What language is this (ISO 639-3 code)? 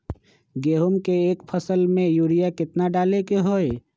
mag